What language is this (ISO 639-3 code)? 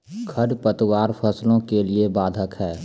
mai